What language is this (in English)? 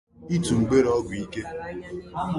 Igbo